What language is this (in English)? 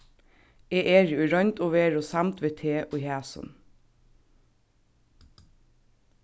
Faroese